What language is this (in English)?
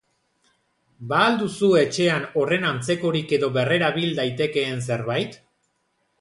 Basque